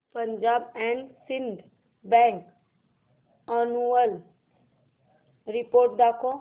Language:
Marathi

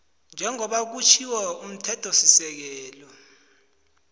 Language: South Ndebele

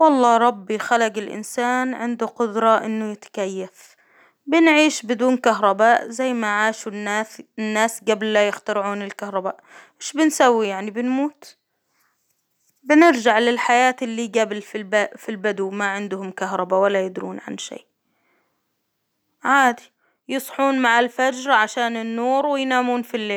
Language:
Hijazi Arabic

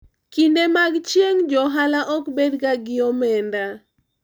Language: Luo (Kenya and Tanzania)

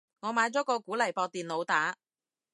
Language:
Cantonese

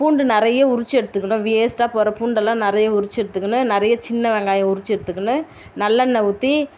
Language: Tamil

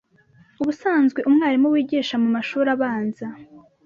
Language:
Kinyarwanda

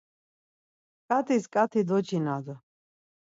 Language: Laz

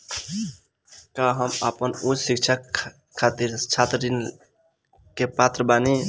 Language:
Bhojpuri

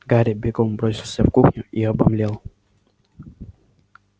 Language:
Russian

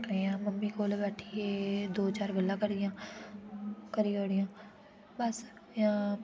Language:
Dogri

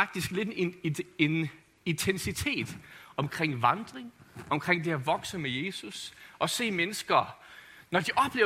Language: Danish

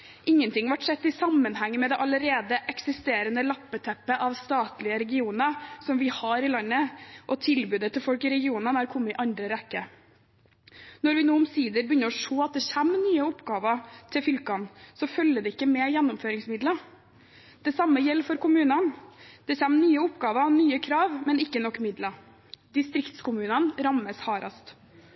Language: Norwegian Bokmål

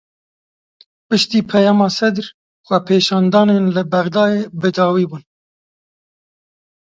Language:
Kurdish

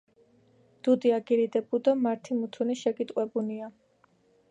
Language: Georgian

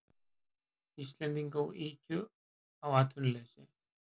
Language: Icelandic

